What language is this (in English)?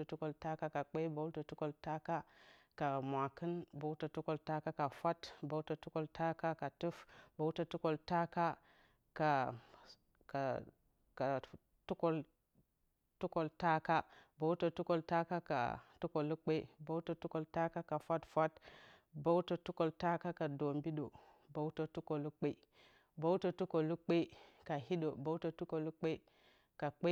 Bacama